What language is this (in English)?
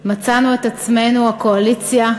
Hebrew